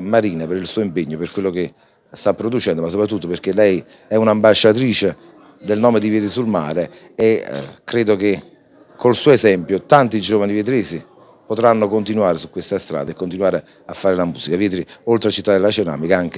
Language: Italian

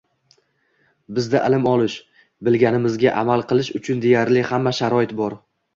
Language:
Uzbek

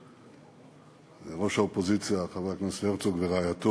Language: Hebrew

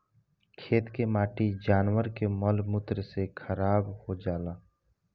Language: Bhojpuri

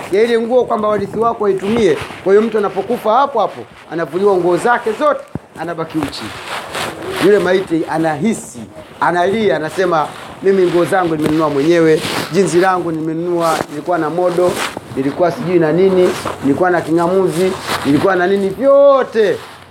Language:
Swahili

